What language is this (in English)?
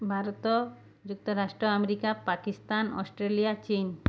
Odia